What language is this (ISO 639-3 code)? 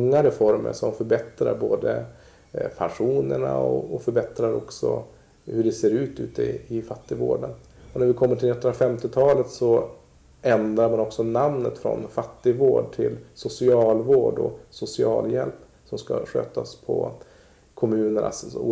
swe